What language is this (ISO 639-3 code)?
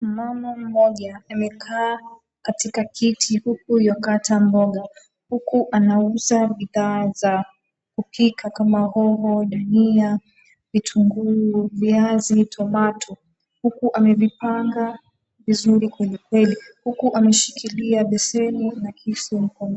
swa